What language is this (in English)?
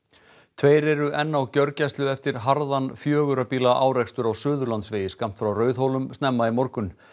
Icelandic